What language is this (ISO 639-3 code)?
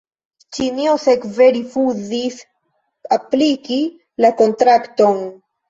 epo